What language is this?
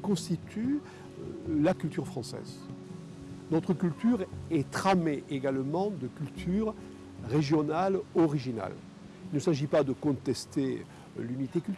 French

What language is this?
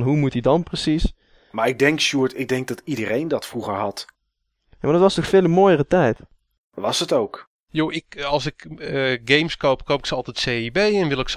Dutch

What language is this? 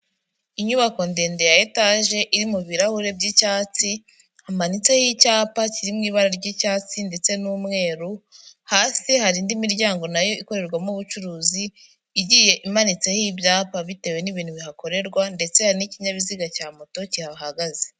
Kinyarwanda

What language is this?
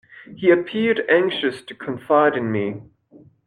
English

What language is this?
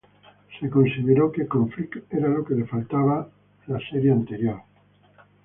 Spanish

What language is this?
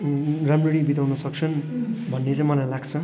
Nepali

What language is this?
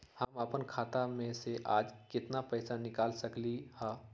Magahi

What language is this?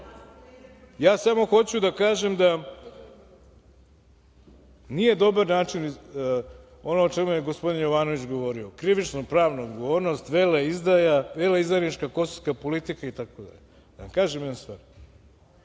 Serbian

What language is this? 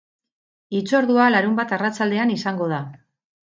Basque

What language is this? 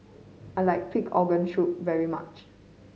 English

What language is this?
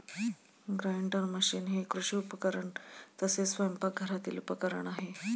Marathi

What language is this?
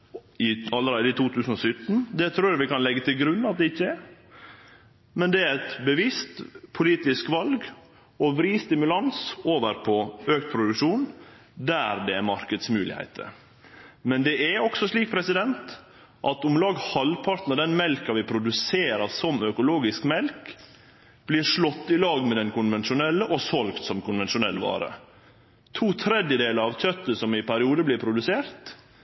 Norwegian Nynorsk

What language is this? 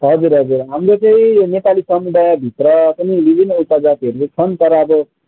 Nepali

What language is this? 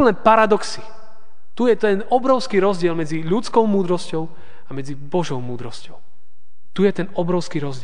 Slovak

